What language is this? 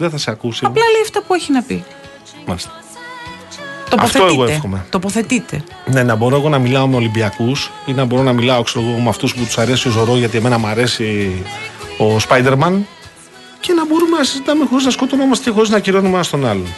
Greek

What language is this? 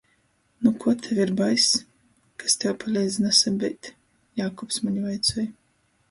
Latgalian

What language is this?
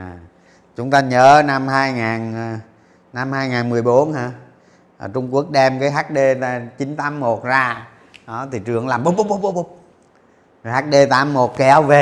Vietnamese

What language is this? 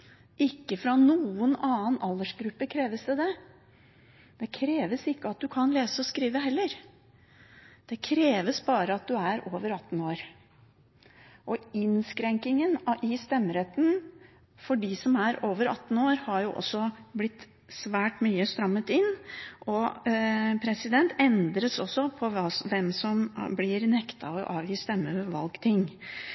Norwegian Bokmål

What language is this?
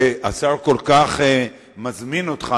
Hebrew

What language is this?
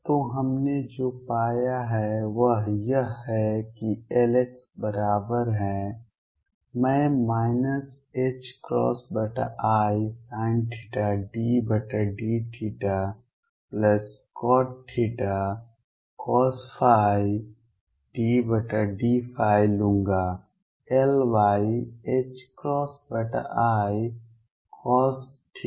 Hindi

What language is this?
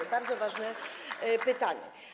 Polish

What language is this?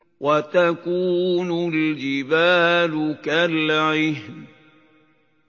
Arabic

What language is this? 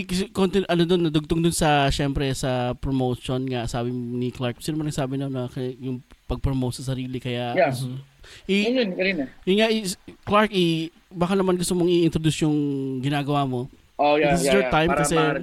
Filipino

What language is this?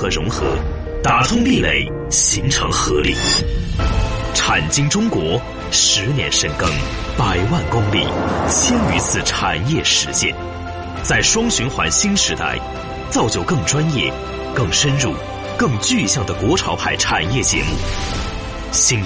Chinese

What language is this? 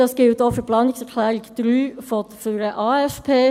Swiss German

